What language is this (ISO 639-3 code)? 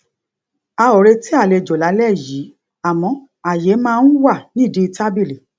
yor